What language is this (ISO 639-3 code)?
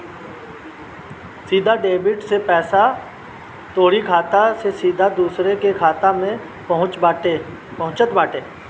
bho